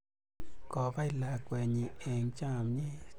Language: Kalenjin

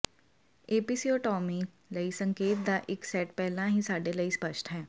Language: Punjabi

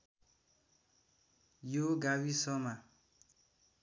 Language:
Nepali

